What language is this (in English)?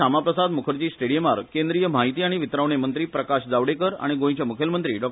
Konkani